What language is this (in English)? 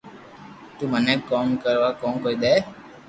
Loarki